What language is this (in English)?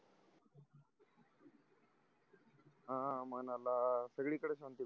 Marathi